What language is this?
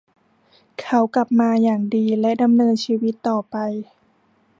Thai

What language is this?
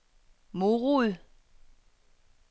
Danish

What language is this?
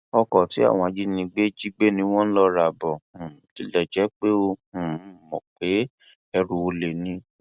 Yoruba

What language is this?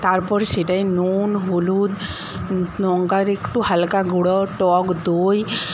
Bangla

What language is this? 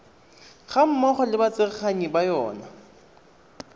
Tswana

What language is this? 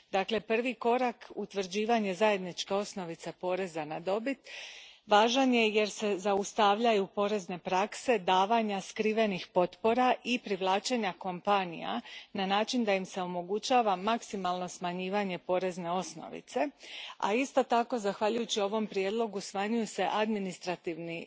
Croatian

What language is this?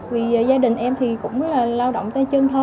Vietnamese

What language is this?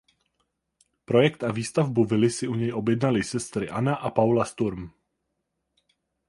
Czech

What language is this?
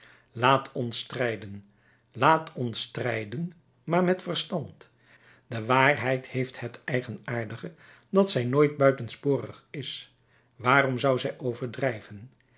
Dutch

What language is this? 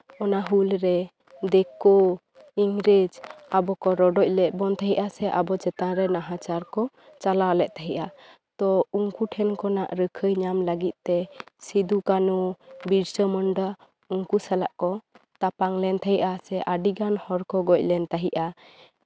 Santali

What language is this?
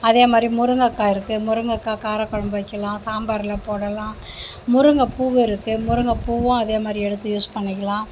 Tamil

